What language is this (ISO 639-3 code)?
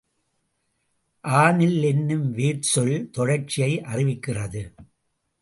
tam